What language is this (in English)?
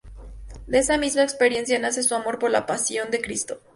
Spanish